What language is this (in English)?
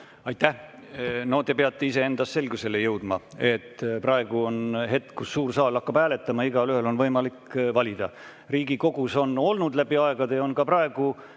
Estonian